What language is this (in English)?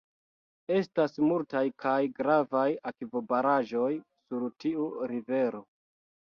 Esperanto